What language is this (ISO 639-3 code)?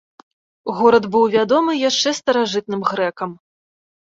bel